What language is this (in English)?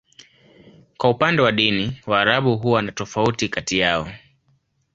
Swahili